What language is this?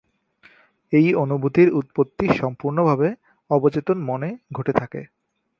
Bangla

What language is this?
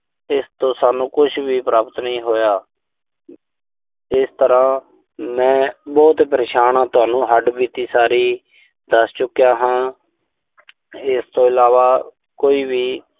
Punjabi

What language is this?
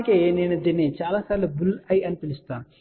Telugu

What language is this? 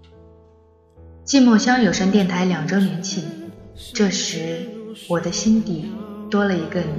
Chinese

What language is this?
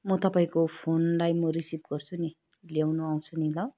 Nepali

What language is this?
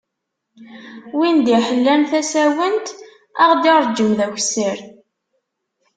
Kabyle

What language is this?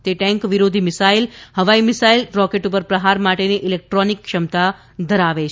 Gujarati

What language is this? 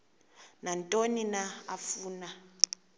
Xhosa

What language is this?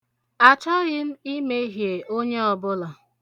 Igbo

